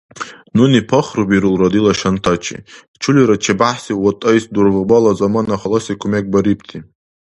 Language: Dargwa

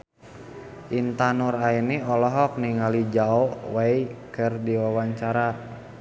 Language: Sundanese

